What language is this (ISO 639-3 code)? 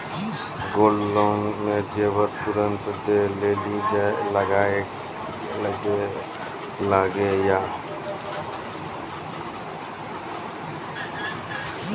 mai